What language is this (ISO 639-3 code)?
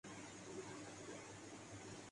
urd